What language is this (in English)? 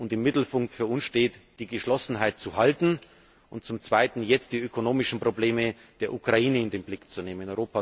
German